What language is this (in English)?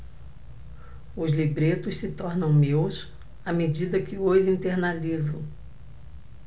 Portuguese